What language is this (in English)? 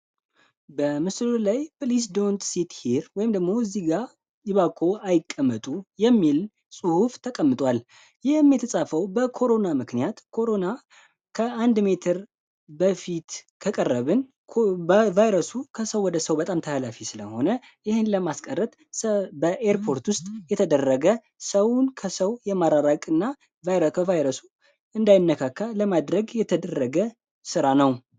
Amharic